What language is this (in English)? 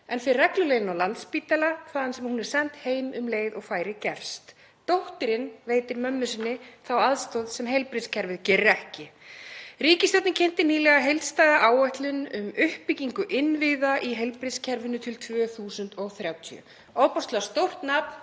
Icelandic